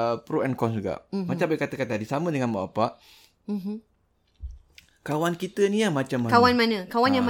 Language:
Malay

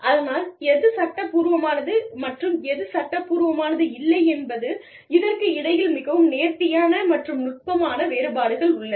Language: Tamil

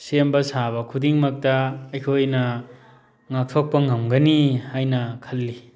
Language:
Manipuri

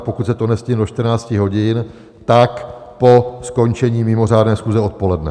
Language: Czech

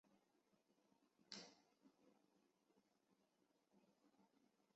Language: Chinese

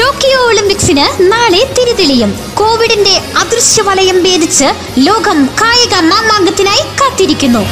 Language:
Malayalam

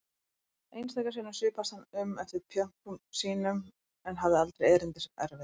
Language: Icelandic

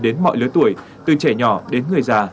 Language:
Vietnamese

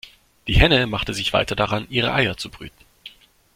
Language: German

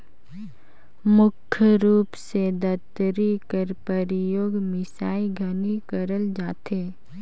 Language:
Chhattisgarhi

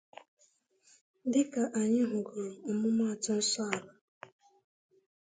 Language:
Igbo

